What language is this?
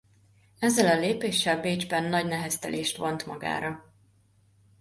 Hungarian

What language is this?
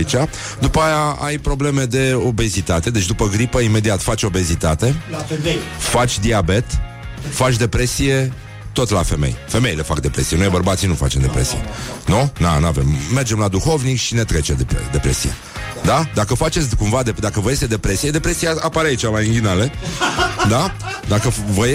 Romanian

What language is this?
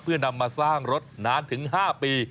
Thai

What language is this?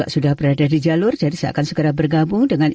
Indonesian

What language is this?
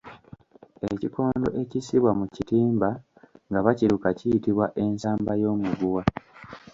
Ganda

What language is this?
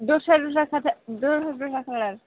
Bodo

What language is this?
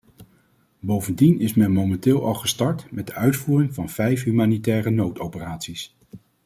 Dutch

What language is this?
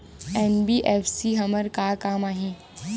Chhattisgarhi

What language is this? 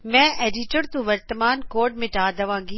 Punjabi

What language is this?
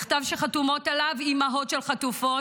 Hebrew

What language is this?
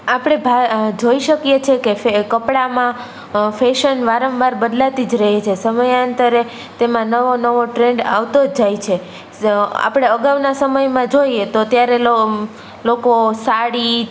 Gujarati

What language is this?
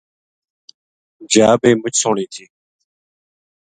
Gujari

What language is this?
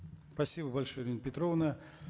Kazakh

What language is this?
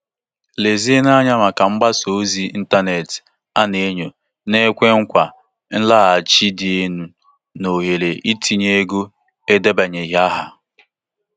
Igbo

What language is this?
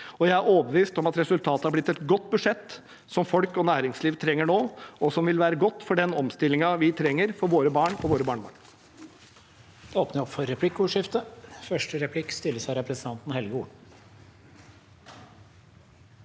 Norwegian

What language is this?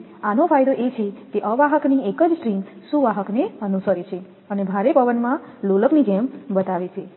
Gujarati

